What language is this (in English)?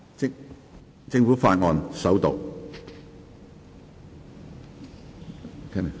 Cantonese